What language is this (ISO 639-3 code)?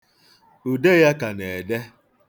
ibo